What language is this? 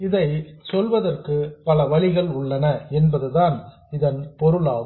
Tamil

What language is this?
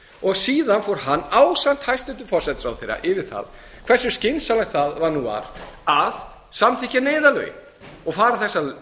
Icelandic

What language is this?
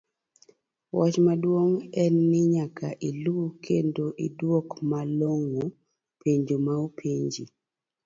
Luo (Kenya and Tanzania)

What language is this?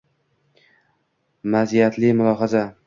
Uzbek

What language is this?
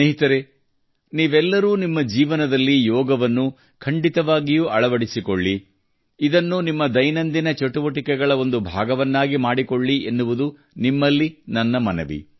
Kannada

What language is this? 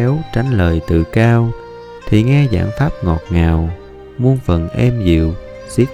Vietnamese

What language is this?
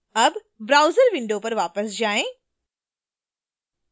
Hindi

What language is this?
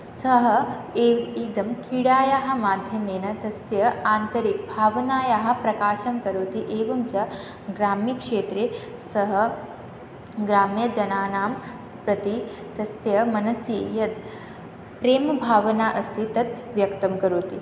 Sanskrit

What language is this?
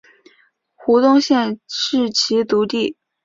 Chinese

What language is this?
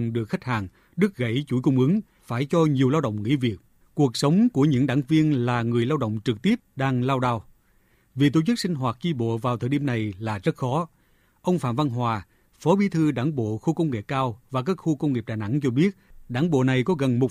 Vietnamese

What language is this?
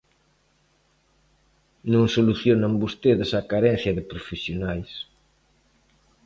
Galician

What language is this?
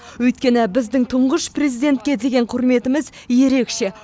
Kazakh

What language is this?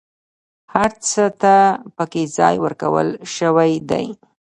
Pashto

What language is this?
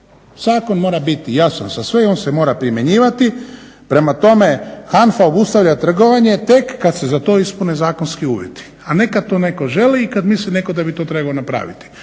Croatian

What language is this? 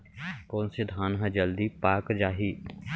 Chhattisgarhi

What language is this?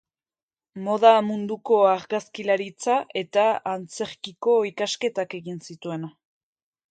Basque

